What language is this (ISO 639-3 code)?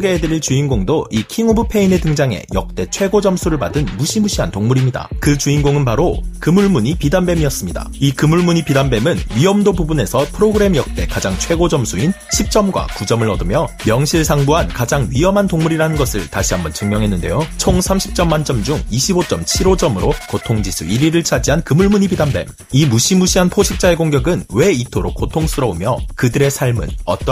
kor